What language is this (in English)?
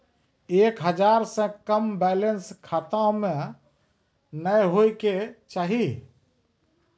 Maithili